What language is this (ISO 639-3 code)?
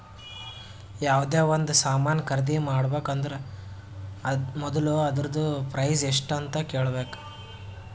kan